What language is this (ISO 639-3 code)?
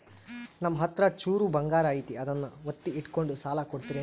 kan